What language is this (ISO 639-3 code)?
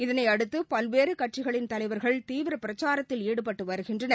tam